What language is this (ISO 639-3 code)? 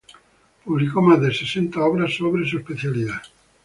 spa